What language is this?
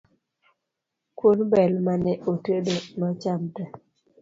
Luo (Kenya and Tanzania)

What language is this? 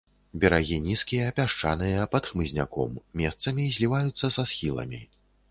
Belarusian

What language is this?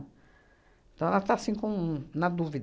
Portuguese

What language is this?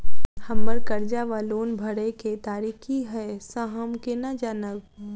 Maithili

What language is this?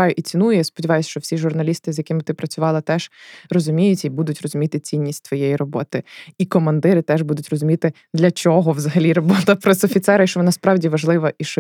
Ukrainian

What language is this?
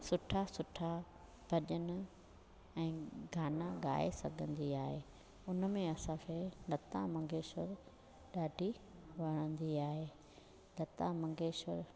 Sindhi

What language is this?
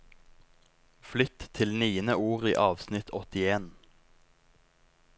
Norwegian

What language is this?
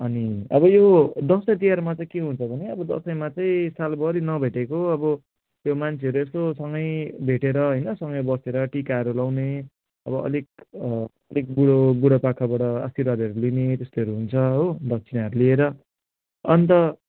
Nepali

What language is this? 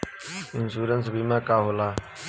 Bhojpuri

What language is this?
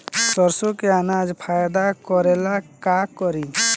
Bhojpuri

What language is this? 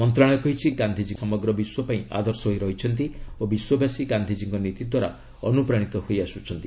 Odia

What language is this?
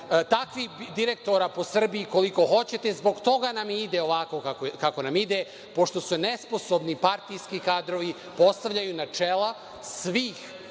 Serbian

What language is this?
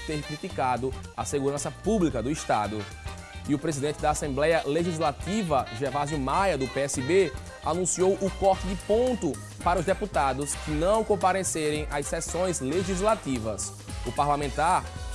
Portuguese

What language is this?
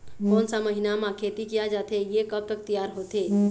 Chhattisgarhi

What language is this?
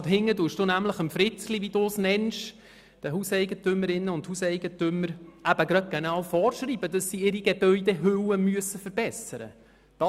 Swiss German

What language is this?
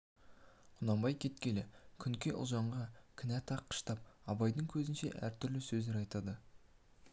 Kazakh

